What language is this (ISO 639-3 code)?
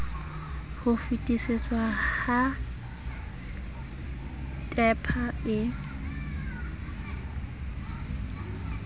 sot